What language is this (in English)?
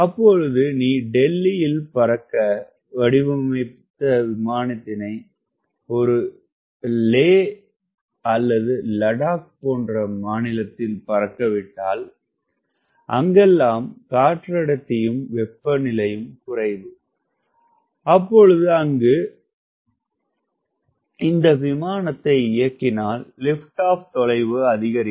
Tamil